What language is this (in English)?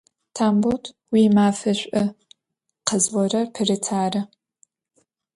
Adyghe